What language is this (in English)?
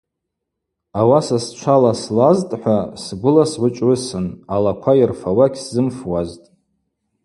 Abaza